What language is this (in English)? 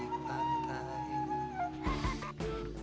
Indonesian